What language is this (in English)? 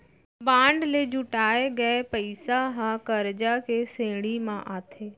Chhattisgarhi